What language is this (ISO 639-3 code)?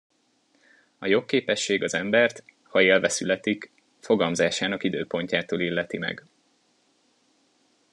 hun